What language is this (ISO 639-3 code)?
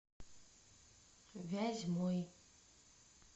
rus